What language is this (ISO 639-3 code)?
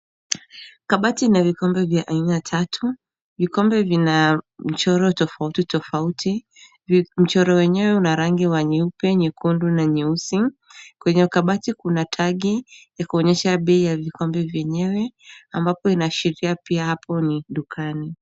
swa